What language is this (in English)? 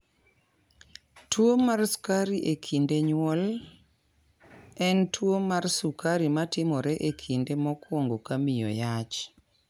Luo (Kenya and Tanzania)